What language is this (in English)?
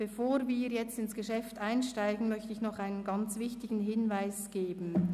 Swiss German